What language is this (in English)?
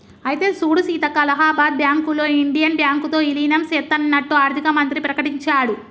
Telugu